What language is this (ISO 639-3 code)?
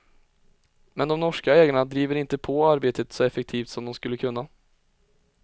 swe